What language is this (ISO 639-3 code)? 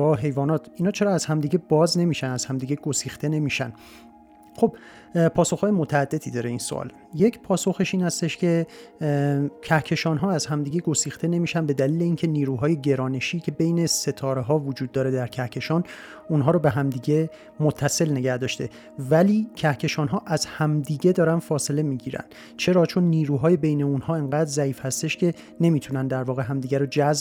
fas